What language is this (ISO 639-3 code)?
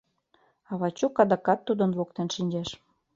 chm